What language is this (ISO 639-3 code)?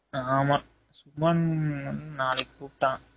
tam